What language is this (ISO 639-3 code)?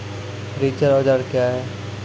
mai